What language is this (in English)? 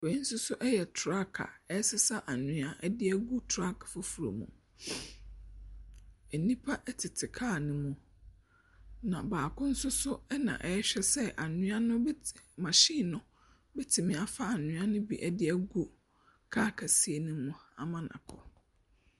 Akan